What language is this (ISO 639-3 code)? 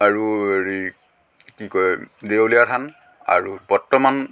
asm